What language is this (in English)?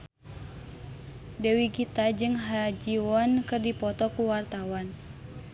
Sundanese